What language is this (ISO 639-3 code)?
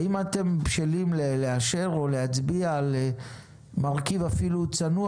heb